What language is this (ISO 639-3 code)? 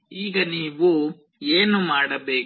kan